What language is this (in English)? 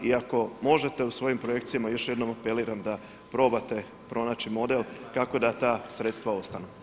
Croatian